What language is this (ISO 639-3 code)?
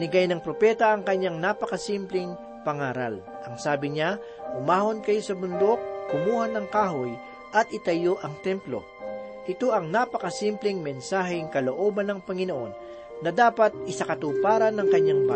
fil